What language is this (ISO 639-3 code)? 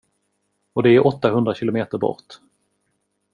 swe